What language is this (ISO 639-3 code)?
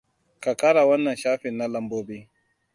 hau